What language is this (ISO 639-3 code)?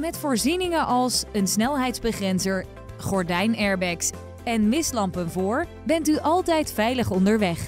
nld